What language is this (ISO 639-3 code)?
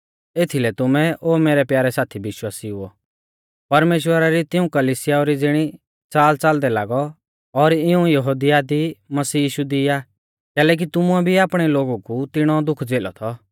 bfz